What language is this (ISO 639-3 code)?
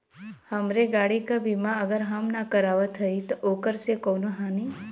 bho